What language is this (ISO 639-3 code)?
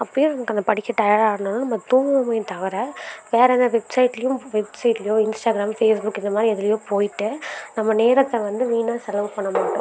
tam